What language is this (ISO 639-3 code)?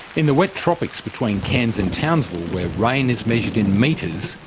eng